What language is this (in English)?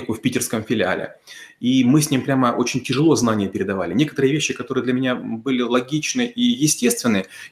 Russian